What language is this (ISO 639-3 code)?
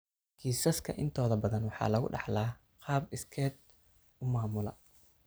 som